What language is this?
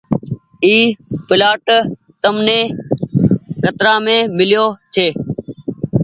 Goaria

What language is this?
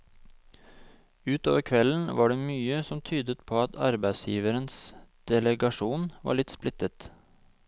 Norwegian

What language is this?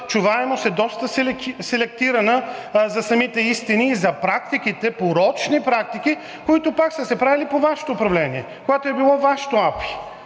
Bulgarian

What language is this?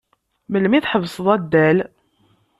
Kabyle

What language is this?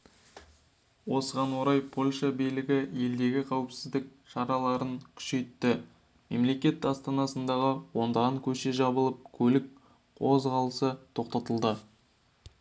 Kazakh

